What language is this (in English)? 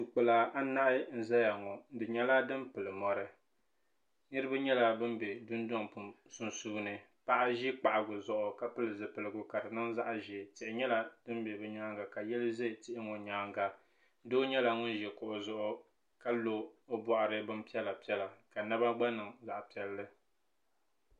Dagbani